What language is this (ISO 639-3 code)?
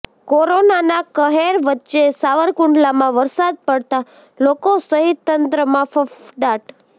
guj